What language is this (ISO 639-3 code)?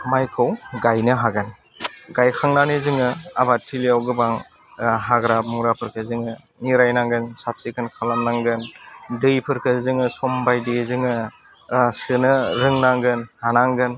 brx